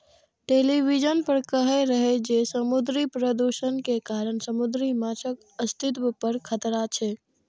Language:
Maithili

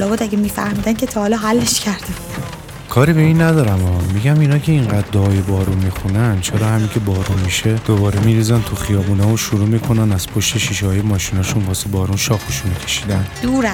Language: Persian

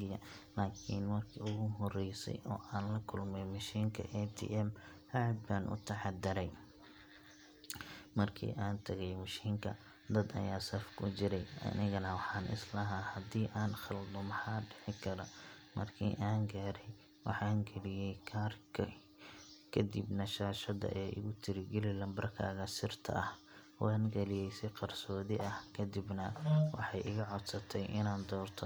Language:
Somali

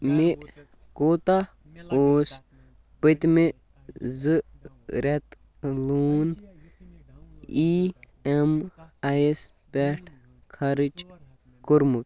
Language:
Kashmiri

